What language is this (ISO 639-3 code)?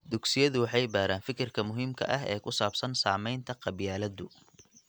som